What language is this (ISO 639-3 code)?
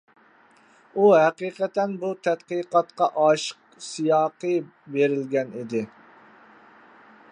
uig